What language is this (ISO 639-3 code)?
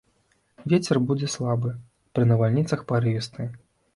bel